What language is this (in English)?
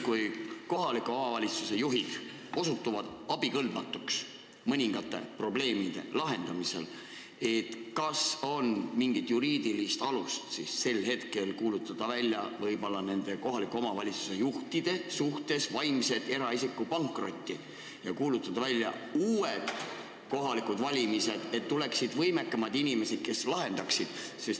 Estonian